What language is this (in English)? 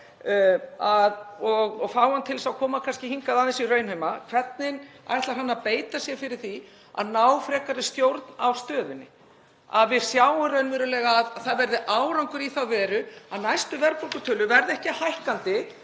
Icelandic